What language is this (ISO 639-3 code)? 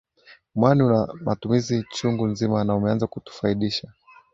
swa